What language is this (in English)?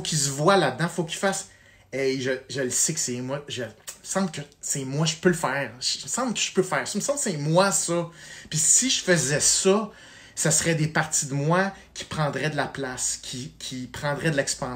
French